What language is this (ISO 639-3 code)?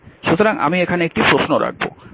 ben